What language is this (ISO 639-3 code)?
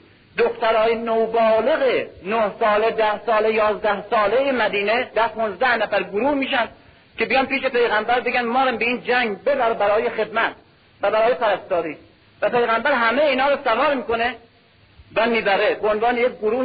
fas